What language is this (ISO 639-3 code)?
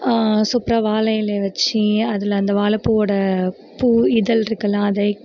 tam